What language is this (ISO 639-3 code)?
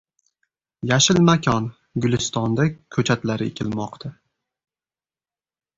uzb